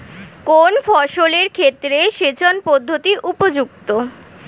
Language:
Bangla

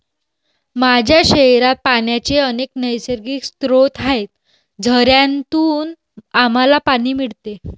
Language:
Marathi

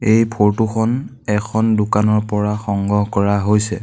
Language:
Assamese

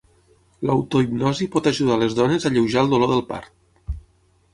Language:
Catalan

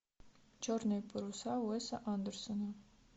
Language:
Russian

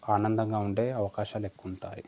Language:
Telugu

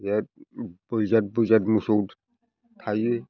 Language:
Bodo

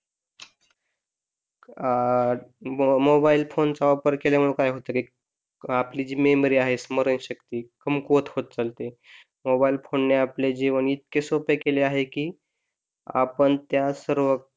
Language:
Marathi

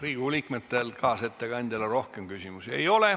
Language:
Estonian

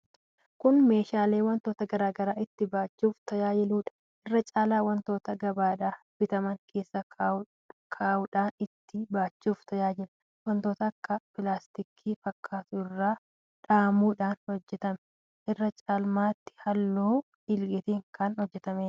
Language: Oromo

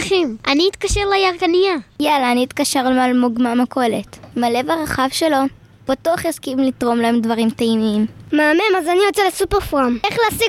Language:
Hebrew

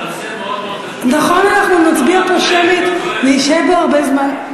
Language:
Hebrew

